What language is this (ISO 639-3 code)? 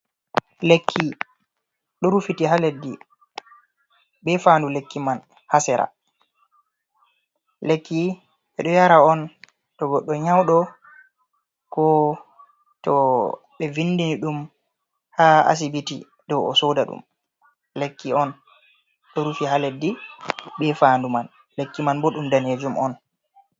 ful